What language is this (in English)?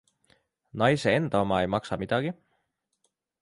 Estonian